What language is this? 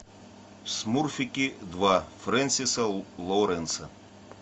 Russian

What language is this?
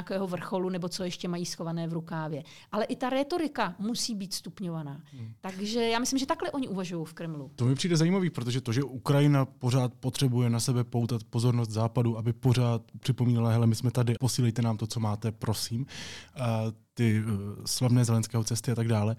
Czech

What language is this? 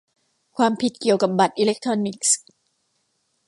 Thai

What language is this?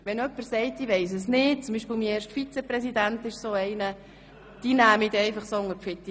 Swiss German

